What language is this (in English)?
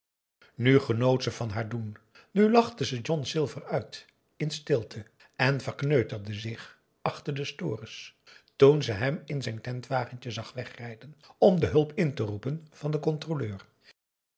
Dutch